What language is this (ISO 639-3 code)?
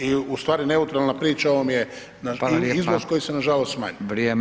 hrv